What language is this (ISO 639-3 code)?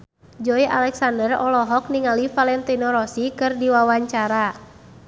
sun